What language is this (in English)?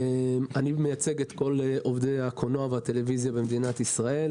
Hebrew